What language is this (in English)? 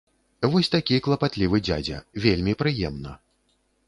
Belarusian